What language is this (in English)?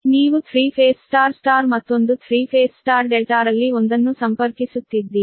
Kannada